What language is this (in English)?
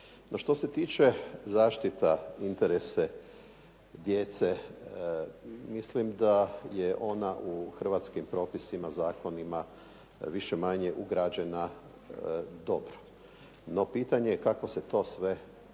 Croatian